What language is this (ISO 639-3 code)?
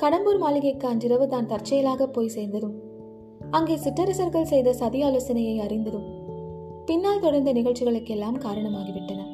tam